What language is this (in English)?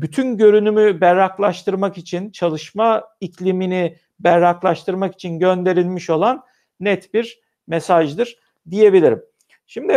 Turkish